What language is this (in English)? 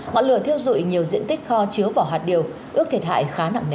Vietnamese